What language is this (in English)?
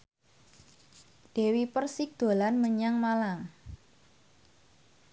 Javanese